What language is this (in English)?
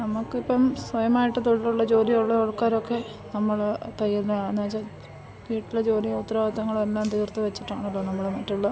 Malayalam